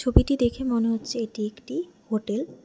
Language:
Bangla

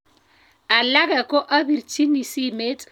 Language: Kalenjin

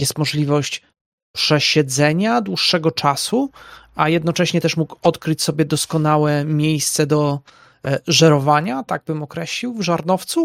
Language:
Polish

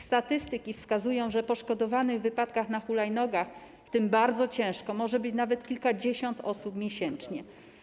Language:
Polish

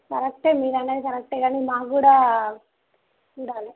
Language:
Telugu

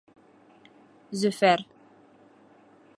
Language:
Bashkir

